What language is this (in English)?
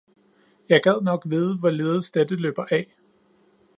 Danish